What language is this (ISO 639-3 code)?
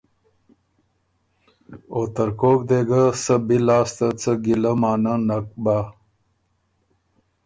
oru